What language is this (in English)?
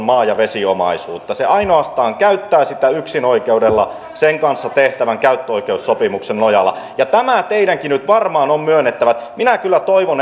Finnish